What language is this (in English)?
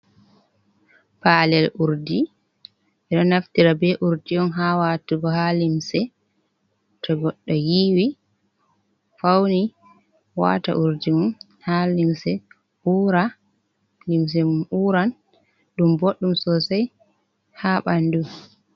Fula